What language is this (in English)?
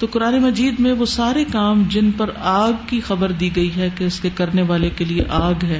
Urdu